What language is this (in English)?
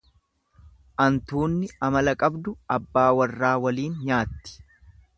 Oromo